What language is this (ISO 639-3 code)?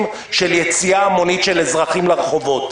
heb